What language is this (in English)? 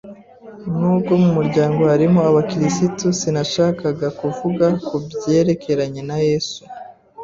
Kinyarwanda